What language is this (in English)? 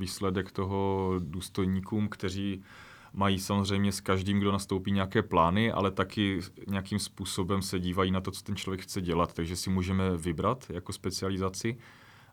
Czech